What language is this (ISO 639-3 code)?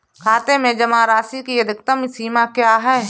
hin